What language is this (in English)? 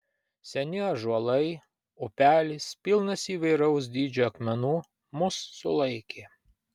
Lithuanian